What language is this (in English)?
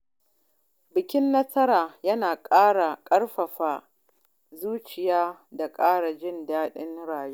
Hausa